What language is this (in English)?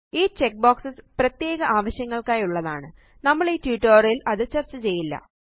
Malayalam